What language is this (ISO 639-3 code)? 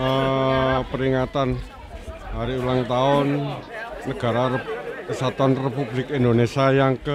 ind